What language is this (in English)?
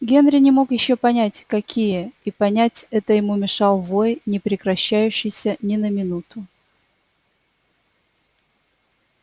Russian